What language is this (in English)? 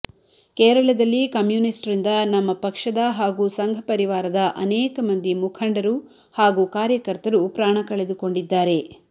Kannada